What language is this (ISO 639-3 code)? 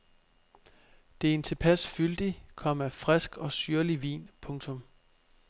dan